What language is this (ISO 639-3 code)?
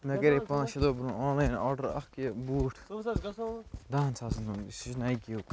kas